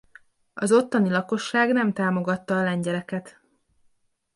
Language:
Hungarian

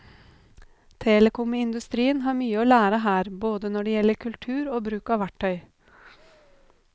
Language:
Norwegian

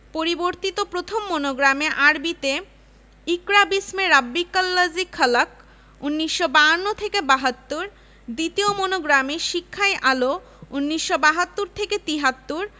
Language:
Bangla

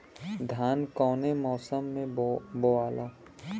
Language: Bhojpuri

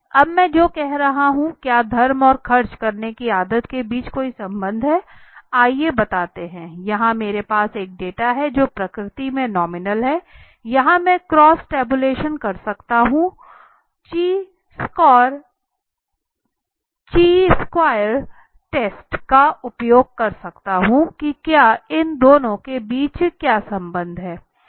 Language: Hindi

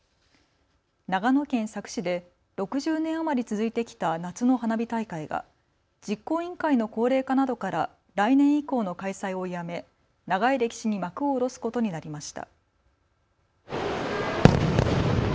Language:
Japanese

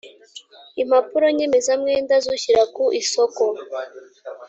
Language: Kinyarwanda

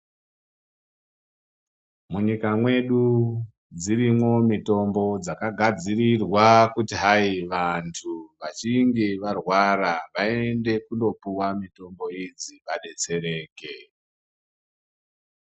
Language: Ndau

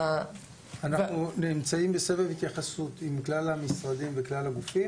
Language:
Hebrew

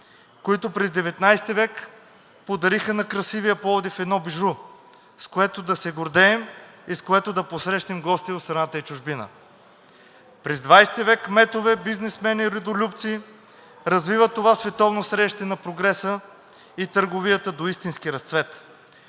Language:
Bulgarian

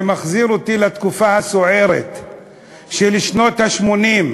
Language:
Hebrew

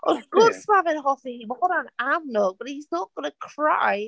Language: Welsh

